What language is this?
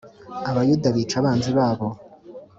Kinyarwanda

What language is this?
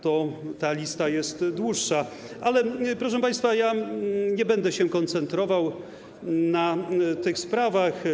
Polish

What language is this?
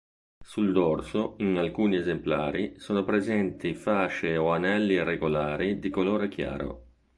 Italian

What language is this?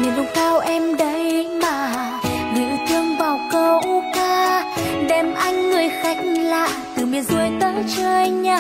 Vietnamese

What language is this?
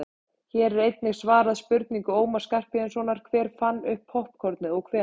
Icelandic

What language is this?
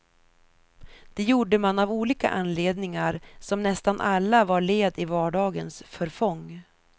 Swedish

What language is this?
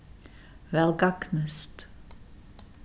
Faroese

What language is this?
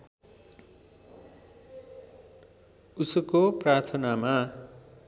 Nepali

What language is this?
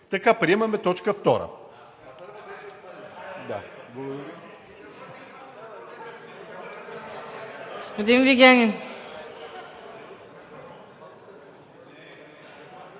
Bulgarian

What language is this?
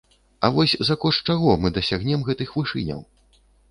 Belarusian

